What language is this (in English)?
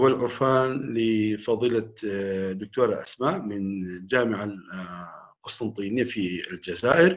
Arabic